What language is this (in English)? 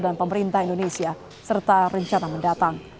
Indonesian